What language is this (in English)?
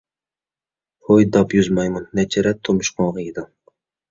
Uyghur